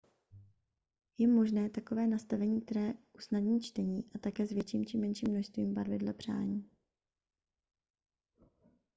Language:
Czech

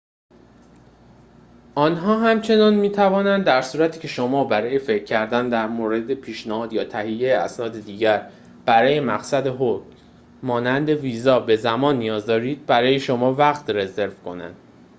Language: Persian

